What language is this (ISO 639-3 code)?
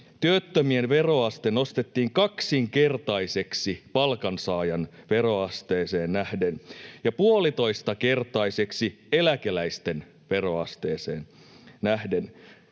fin